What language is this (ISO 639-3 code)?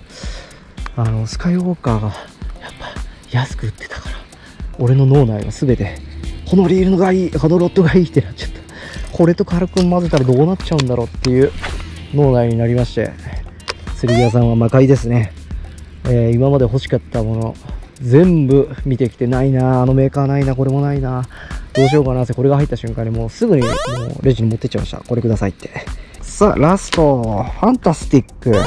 jpn